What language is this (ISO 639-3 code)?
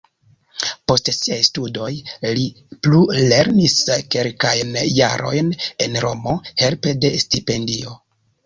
epo